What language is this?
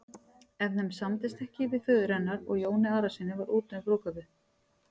Icelandic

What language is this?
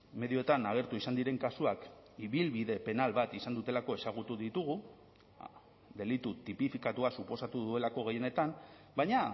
Basque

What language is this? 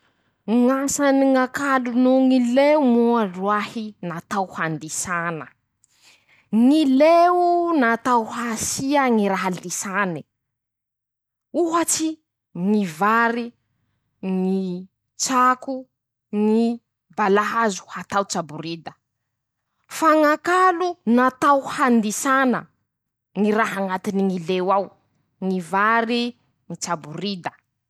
Masikoro Malagasy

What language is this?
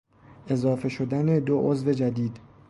Persian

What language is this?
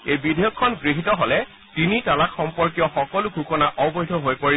Assamese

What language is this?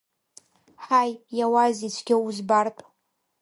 Abkhazian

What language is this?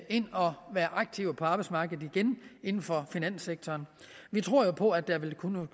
Danish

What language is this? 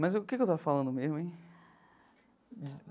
Portuguese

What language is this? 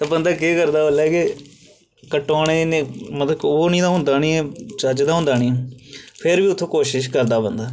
Dogri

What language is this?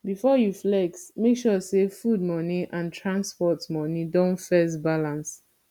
Nigerian Pidgin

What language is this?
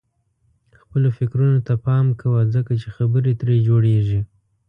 Pashto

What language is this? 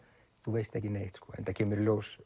Icelandic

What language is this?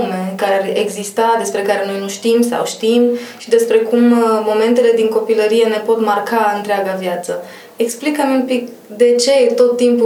Romanian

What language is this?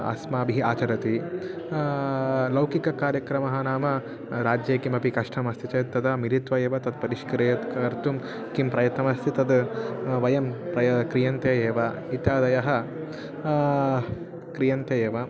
Sanskrit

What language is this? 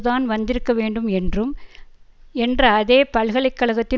Tamil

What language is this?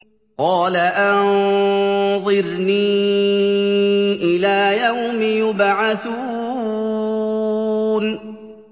Arabic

